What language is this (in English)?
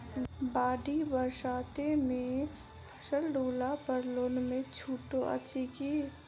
Maithili